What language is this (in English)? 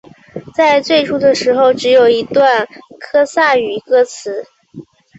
Chinese